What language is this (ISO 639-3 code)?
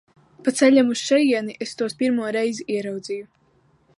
lav